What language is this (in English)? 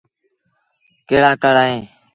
Sindhi Bhil